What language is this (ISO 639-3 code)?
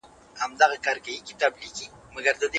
pus